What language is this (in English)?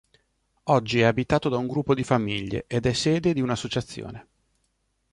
Italian